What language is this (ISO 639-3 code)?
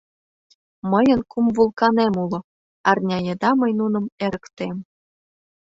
chm